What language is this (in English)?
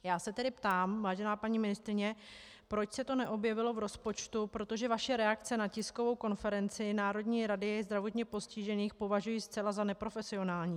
Czech